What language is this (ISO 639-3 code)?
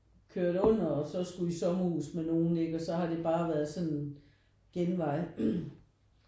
dan